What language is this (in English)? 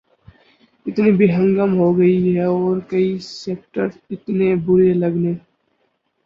Urdu